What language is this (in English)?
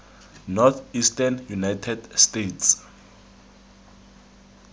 Tswana